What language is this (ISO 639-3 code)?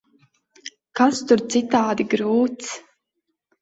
lav